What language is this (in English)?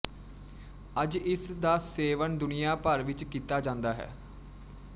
Punjabi